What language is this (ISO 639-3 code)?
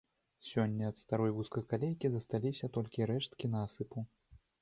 bel